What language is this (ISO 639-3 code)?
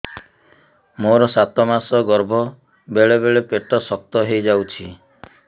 ori